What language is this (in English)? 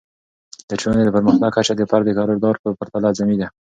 Pashto